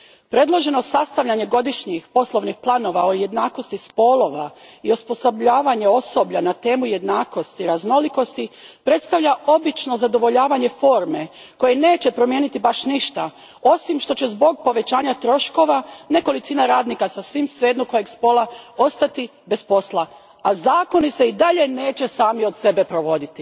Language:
Croatian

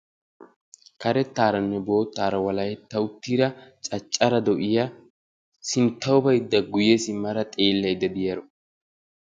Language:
Wolaytta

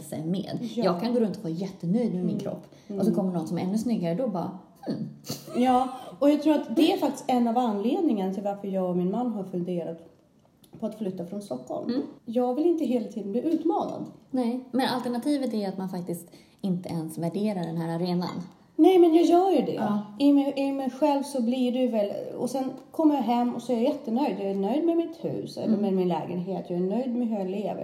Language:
Swedish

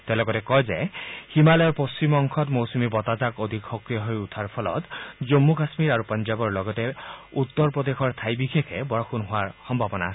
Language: Assamese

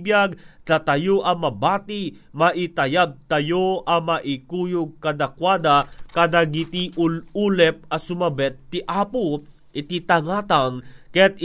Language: Filipino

